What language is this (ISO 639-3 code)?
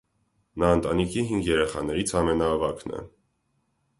hye